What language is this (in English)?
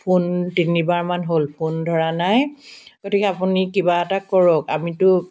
Assamese